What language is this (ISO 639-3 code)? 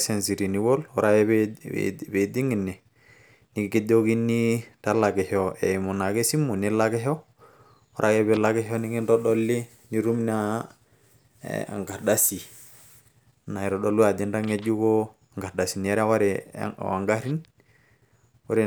mas